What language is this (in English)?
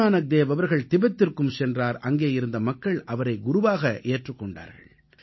Tamil